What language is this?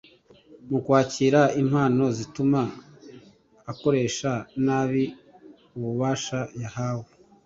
Kinyarwanda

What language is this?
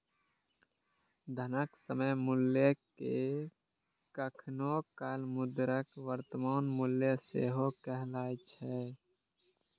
Maithili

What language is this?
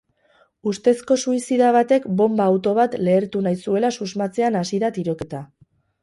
Basque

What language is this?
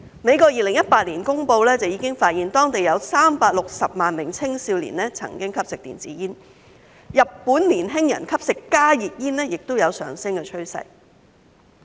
Cantonese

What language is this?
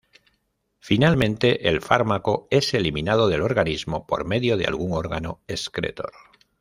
Spanish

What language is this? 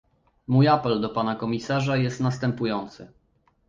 Polish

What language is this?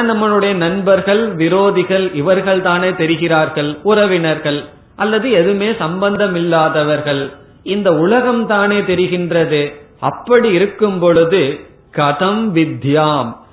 Tamil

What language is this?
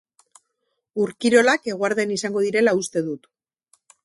Basque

